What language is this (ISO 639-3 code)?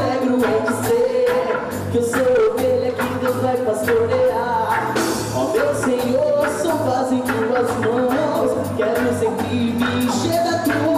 kor